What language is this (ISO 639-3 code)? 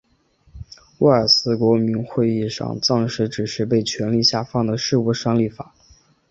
zho